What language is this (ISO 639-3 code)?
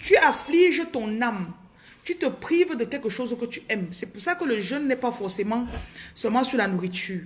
fra